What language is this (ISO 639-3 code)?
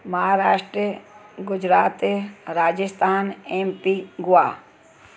snd